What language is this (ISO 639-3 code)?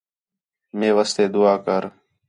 xhe